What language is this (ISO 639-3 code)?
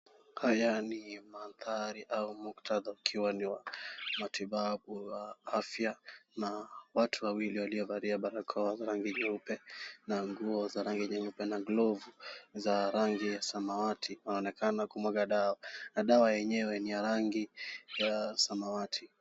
swa